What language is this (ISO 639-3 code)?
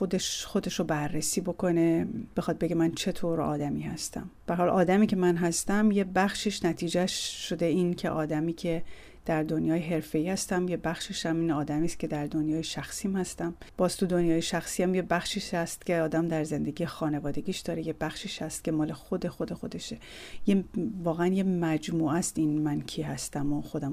fas